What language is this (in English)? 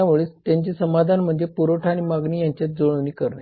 Marathi